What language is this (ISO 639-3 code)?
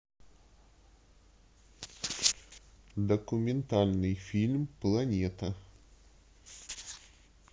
rus